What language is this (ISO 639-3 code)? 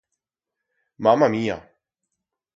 arg